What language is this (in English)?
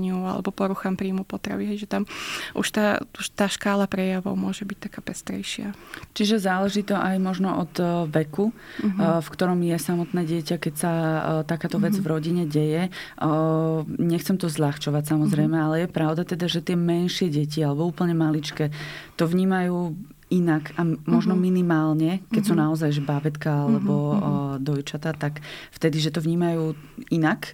Slovak